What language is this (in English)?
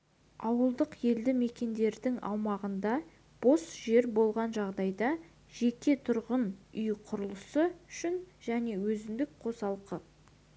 Kazakh